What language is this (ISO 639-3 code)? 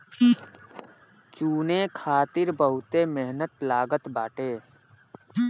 bho